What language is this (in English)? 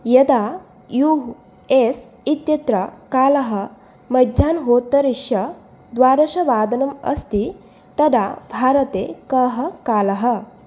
Sanskrit